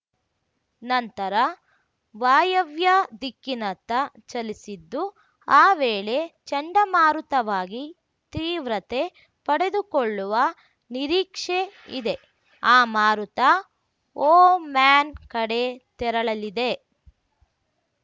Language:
Kannada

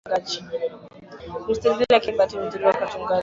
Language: Swahili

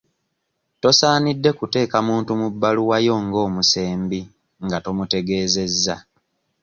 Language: Ganda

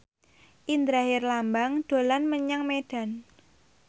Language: Javanese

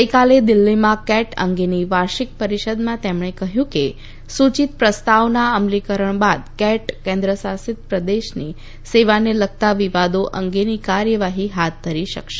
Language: Gujarati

